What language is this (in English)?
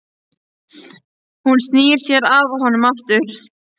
Icelandic